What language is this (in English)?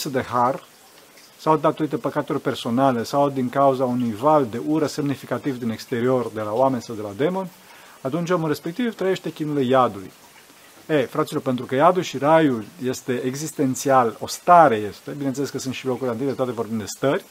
Romanian